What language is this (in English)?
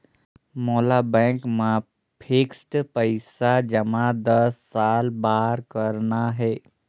Chhattisgarhi